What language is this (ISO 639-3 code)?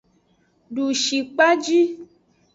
ajg